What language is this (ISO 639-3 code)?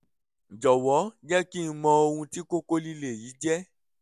yor